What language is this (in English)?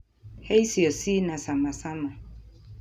Kikuyu